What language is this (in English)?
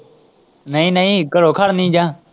Punjabi